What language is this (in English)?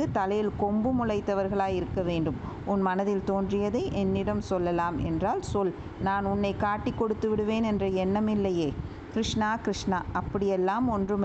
Tamil